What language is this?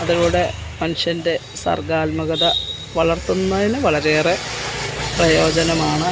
Malayalam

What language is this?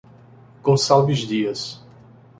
Portuguese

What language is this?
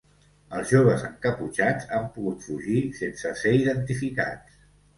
Catalan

